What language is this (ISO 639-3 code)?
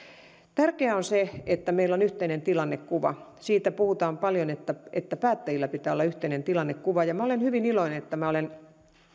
fin